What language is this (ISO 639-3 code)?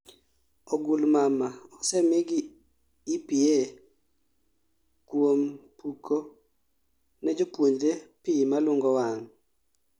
luo